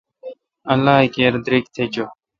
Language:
Kalkoti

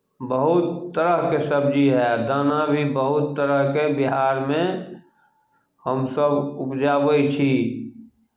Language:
Maithili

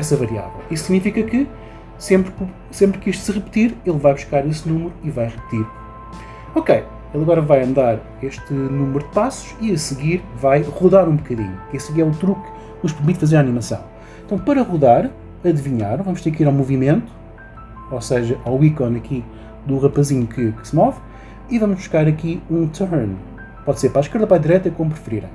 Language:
Portuguese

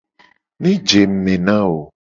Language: Gen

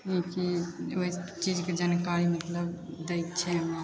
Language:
Maithili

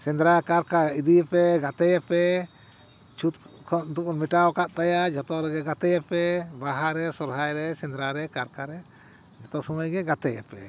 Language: Santali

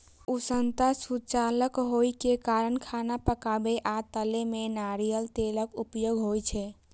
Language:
Maithili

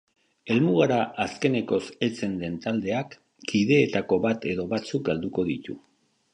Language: Basque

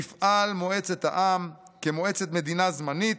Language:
Hebrew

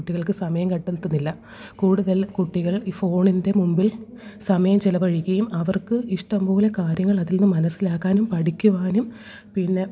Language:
Malayalam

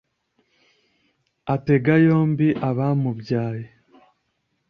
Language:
Kinyarwanda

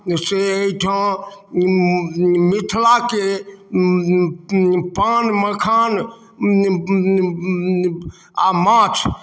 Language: Maithili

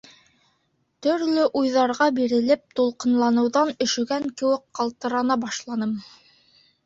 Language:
Bashkir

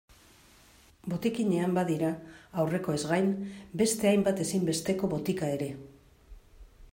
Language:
Basque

